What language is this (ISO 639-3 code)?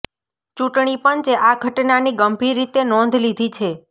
guj